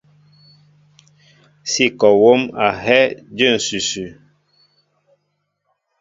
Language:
Mbo (Cameroon)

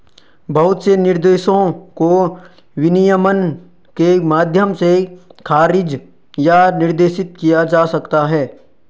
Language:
Hindi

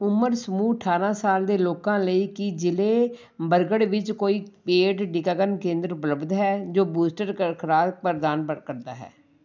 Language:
Punjabi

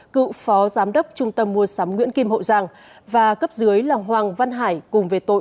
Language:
Vietnamese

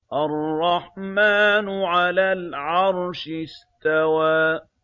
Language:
Arabic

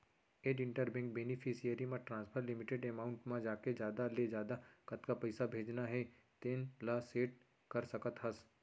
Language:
Chhattisgarhi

